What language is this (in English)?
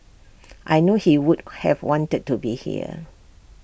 English